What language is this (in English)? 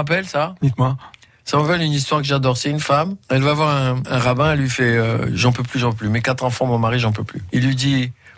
French